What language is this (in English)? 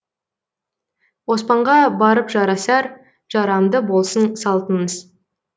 Kazakh